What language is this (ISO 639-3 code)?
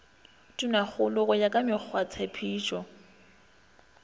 nso